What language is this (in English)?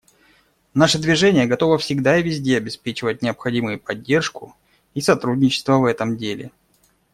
Russian